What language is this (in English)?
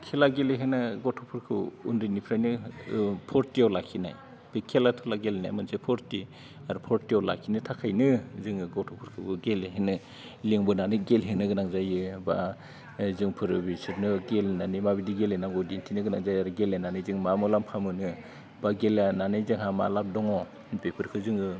Bodo